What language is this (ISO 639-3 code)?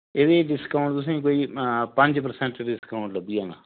doi